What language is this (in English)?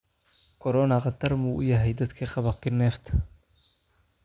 Somali